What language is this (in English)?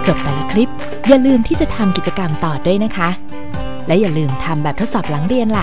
Thai